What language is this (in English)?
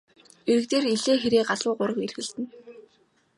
Mongolian